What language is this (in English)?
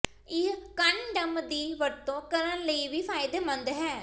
Punjabi